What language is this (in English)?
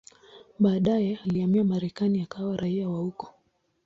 Swahili